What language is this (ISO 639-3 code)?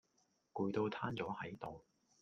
yue